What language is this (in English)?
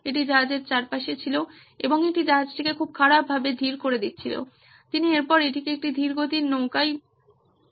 Bangla